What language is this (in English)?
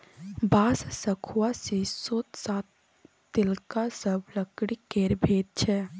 Maithili